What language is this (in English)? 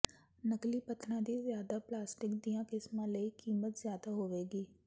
Punjabi